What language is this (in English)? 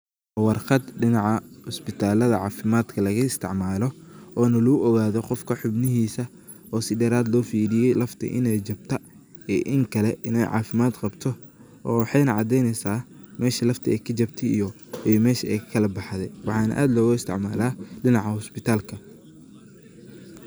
Somali